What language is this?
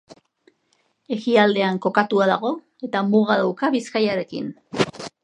Basque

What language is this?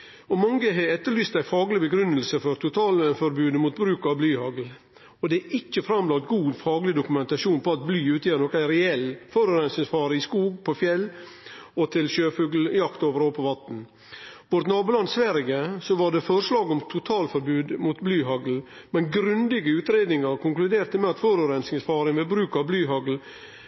Norwegian Nynorsk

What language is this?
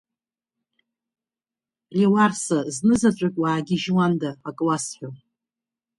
Abkhazian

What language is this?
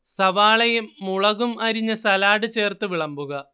Malayalam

